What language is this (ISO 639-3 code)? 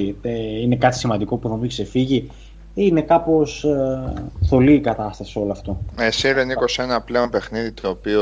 ell